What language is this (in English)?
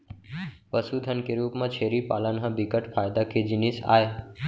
Chhattisgarhi